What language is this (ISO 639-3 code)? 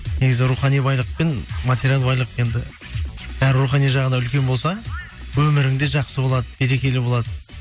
kaz